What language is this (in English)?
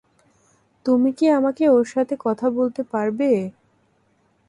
Bangla